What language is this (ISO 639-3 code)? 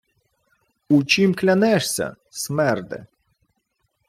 ukr